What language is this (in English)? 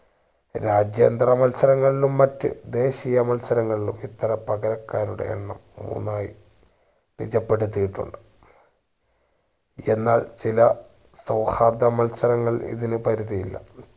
Malayalam